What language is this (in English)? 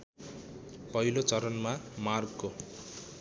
Nepali